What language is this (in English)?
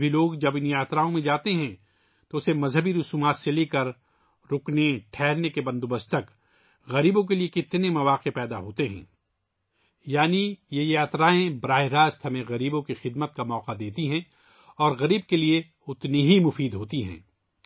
Urdu